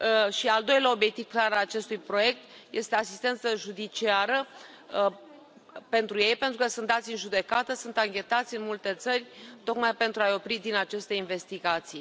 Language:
Romanian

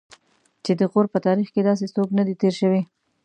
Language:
Pashto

